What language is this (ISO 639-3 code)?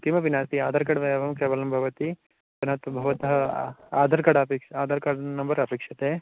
san